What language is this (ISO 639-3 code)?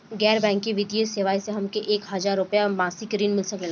bho